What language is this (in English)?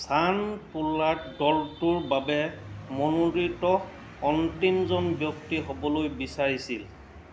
Assamese